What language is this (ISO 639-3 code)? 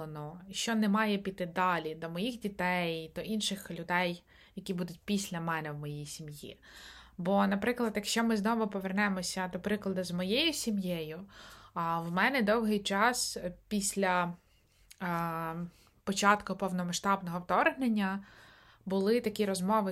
ukr